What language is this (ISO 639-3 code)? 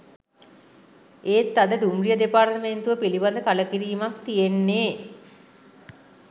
sin